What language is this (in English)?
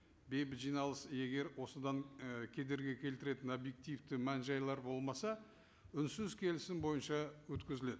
Kazakh